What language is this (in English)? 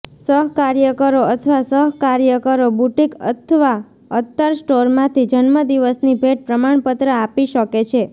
Gujarati